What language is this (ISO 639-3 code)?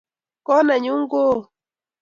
kln